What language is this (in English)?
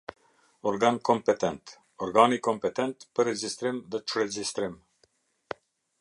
Albanian